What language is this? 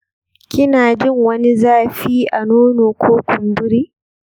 Hausa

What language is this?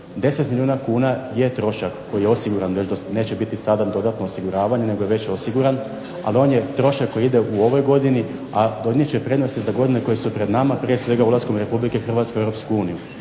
Croatian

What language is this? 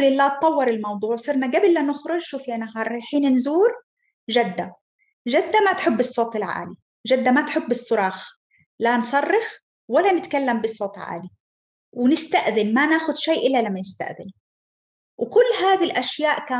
Arabic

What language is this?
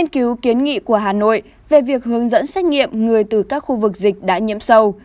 Vietnamese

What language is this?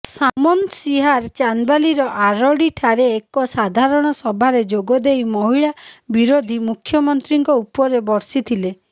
Odia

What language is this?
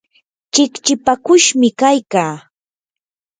Yanahuanca Pasco Quechua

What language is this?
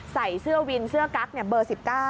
Thai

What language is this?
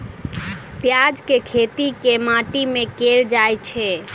Maithili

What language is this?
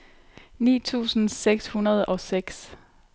Danish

